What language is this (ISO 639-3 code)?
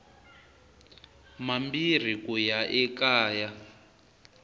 tso